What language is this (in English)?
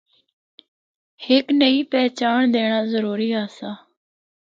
Northern Hindko